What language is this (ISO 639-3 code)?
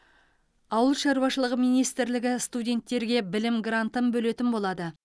kaz